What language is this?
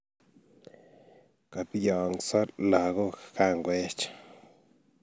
Kalenjin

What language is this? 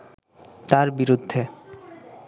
Bangla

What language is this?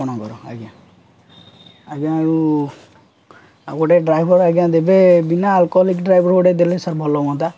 Odia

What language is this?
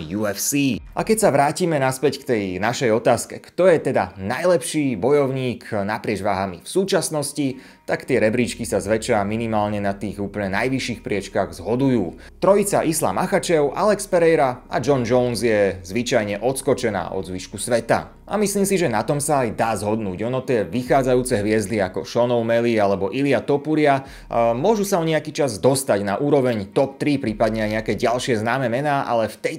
Slovak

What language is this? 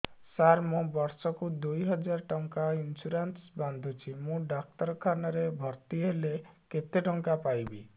Odia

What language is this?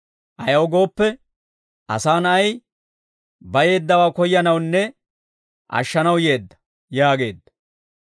Dawro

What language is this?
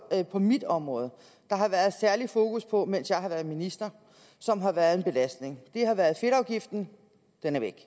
Danish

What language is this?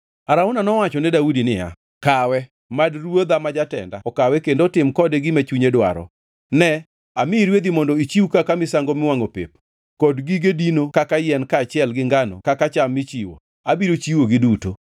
Luo (Kenya and Tanzania)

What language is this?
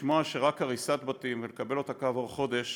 Hebrew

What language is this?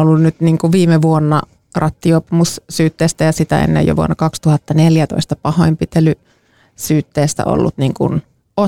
Finnish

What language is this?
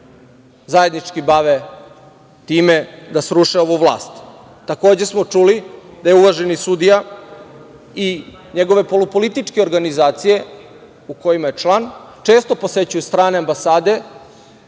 Serbian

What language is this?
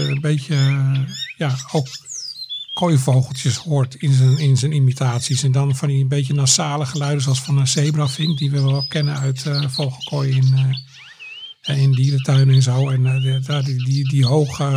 Dutch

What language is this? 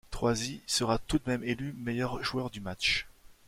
French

